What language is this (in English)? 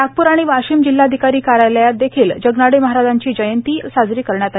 Marathi